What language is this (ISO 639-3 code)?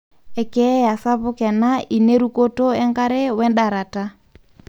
mas